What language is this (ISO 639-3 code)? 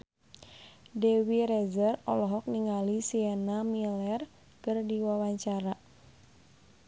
sun